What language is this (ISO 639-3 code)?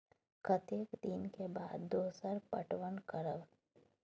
mai